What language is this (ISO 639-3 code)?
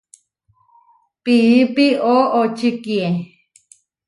var